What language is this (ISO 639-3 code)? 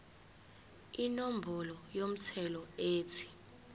zul